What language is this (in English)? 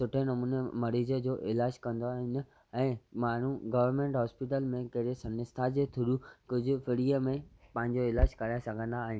Sindhi